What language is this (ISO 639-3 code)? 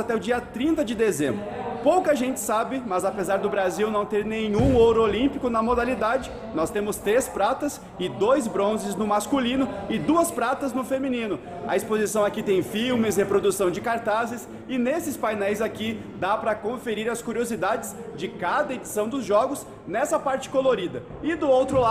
por